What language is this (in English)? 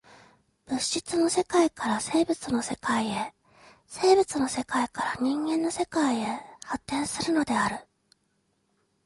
Japanese